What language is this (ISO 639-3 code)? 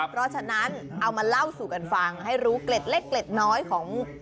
tha